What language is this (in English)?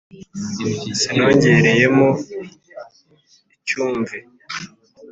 Kinyarwanda